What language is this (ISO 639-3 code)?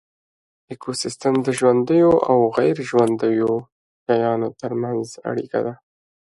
pus